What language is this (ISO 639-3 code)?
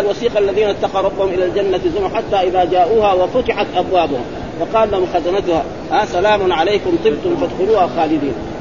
ara